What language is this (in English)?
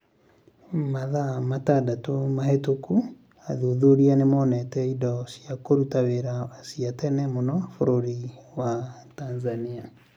Kikuyu